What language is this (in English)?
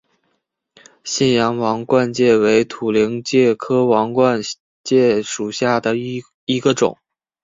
Chinese